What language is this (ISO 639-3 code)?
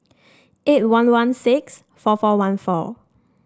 eng